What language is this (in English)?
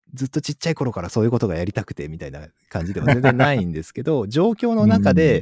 Japanese